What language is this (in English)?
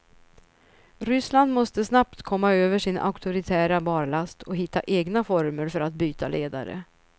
Swedish